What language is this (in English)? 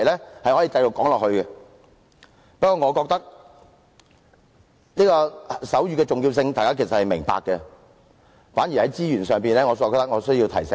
Cantonese